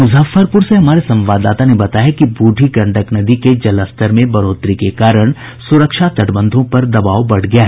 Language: Hindi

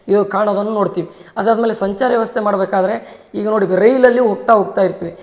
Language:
Kannada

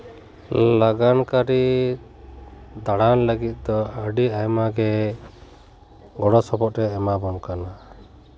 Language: Santali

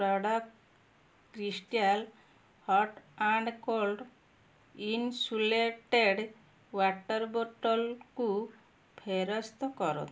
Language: Odia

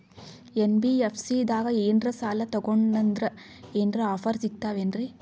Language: Kannada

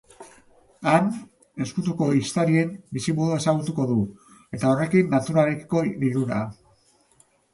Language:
Basque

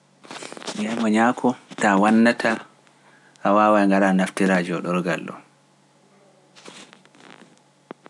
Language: Pular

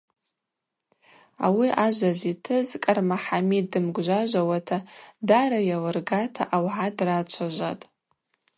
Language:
Abaza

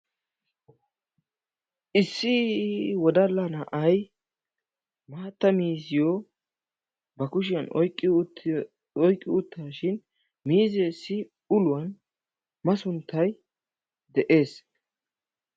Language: Wolaytta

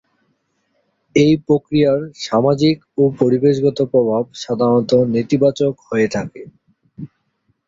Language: Bangla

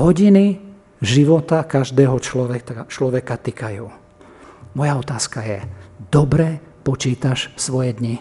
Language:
Slovak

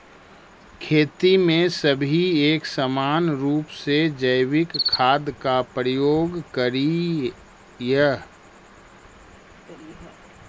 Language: Magahi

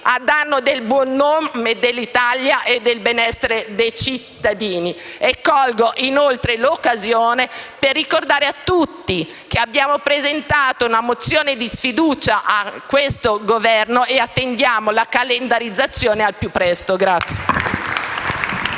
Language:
Italian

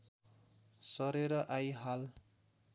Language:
Nepali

